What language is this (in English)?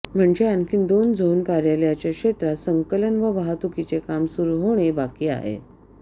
Marathi